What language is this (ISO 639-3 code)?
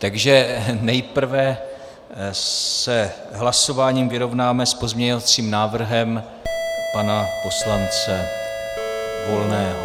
ces